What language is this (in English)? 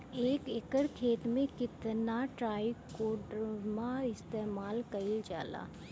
Bhojpuri